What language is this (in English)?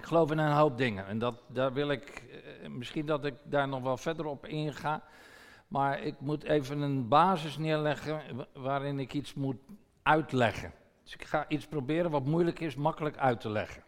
Dutch